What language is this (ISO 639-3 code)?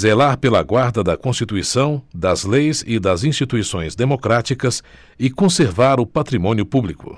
por